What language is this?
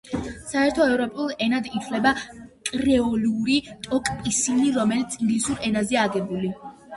Georgian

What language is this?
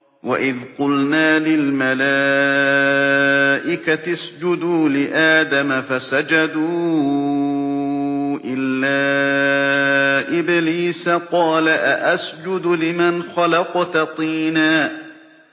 Arabic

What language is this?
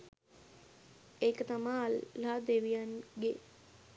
Sinhala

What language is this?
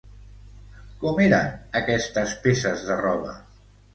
Catalan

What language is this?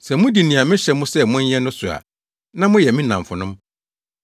Akan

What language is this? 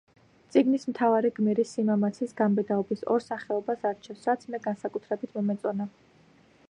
Georgian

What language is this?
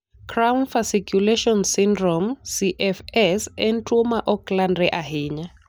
Luo (Kenya and Tanzania)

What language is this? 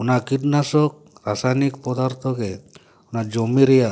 Santali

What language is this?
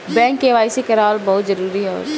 Bhojpuri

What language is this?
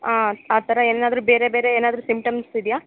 Kannada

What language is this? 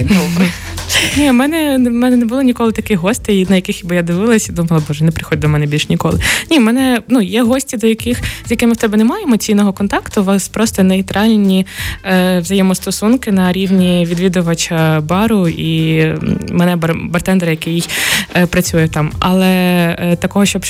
Ukrainian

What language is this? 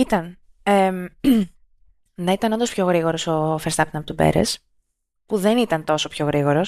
Greek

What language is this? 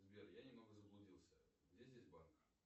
Russian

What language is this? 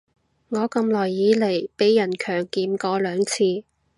Cantonese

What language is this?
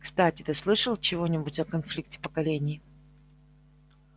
Russian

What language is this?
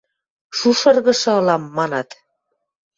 Western Mari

